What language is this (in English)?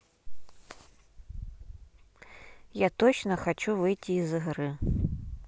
Russian